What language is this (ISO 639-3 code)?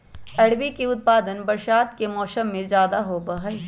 mag